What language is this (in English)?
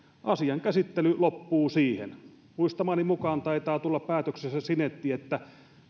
Finnish